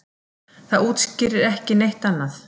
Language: Icelandic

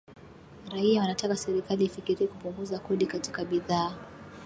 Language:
Swahili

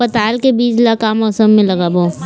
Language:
Chhattisgarhi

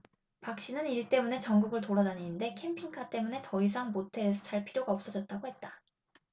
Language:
Korean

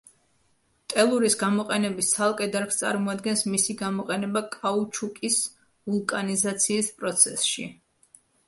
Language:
Georgian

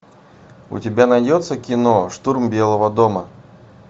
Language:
Russian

